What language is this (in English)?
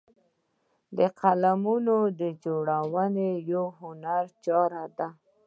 Pashto